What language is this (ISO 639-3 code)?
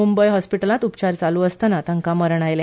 kok